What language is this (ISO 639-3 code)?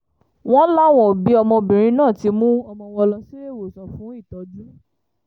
yor